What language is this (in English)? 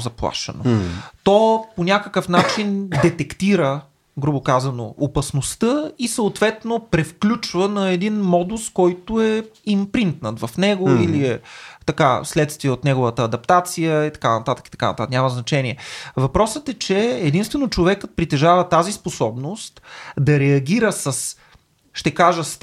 Bulgarian